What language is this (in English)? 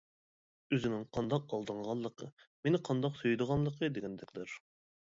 Uyghur